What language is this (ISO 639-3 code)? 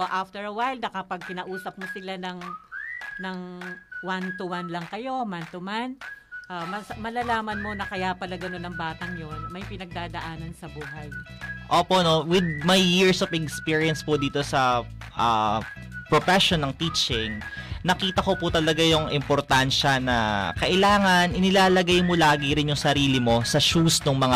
fil